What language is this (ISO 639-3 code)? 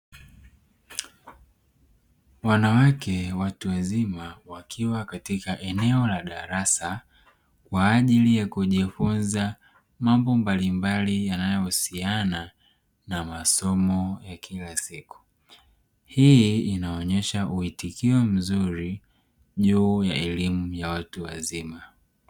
swa